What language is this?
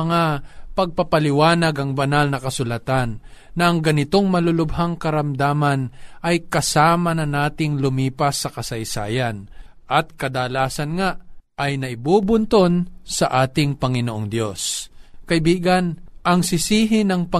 Filipino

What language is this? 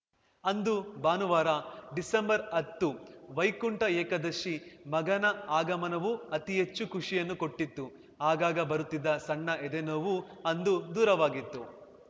Kannada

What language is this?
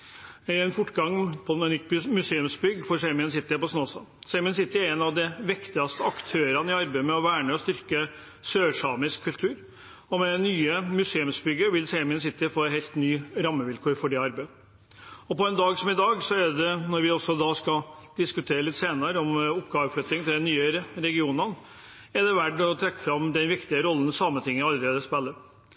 Norwegian Bokmål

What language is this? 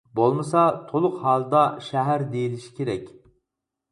Uyghur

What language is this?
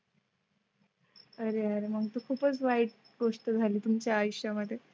Marathi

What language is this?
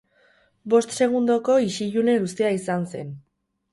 Basque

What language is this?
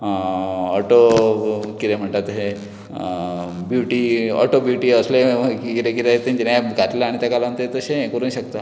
Konkani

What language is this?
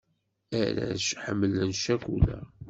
Kabyle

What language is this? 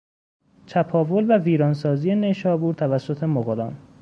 Persian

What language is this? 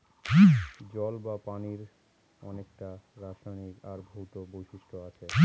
Bangla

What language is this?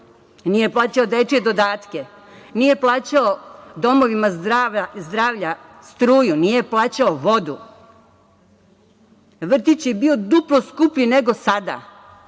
Serbian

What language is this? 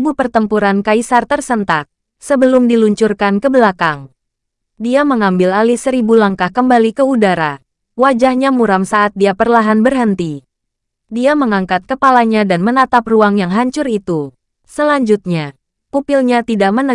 Indonesian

